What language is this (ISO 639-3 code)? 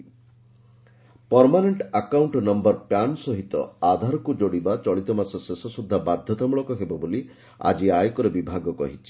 ori